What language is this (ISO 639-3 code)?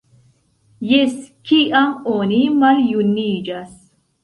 epo